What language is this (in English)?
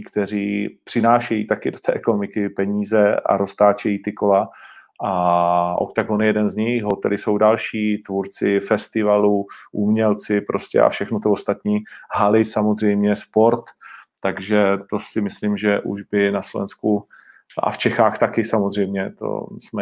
Czech